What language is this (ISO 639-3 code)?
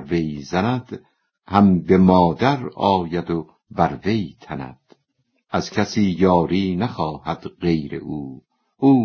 fas